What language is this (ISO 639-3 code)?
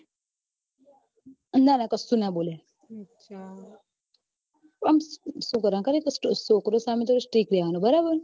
guj